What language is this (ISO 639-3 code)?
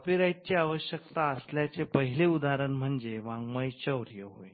mar